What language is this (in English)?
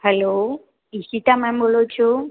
Gujarati